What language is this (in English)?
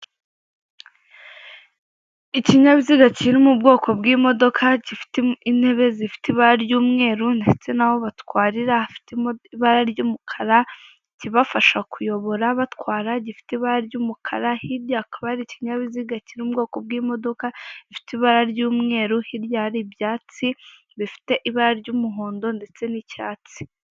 Kinyarwanda